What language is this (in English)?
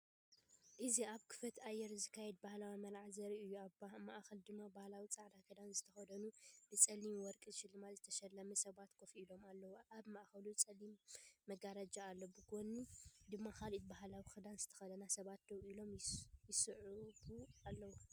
Tigrinya